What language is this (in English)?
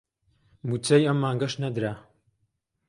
Central Kurdish